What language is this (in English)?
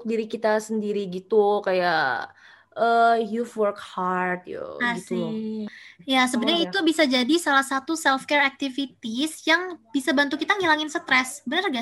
Indonesian